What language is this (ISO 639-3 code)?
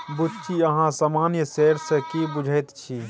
mai